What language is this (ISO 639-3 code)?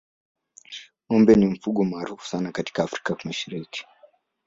swa